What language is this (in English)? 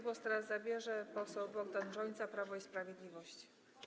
Polish